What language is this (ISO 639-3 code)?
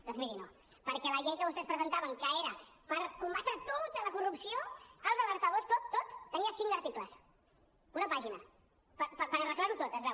cat